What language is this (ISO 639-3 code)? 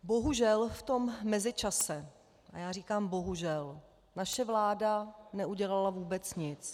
ces